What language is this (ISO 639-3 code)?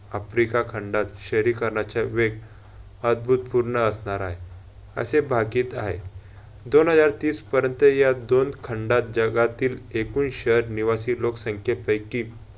mar